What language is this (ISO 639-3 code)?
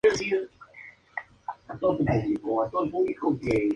spa